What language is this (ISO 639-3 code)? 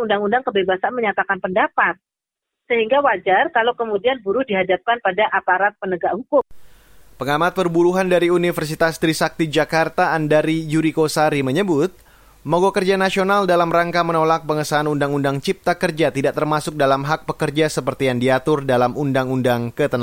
ind